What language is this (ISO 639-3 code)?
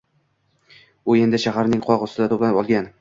uzb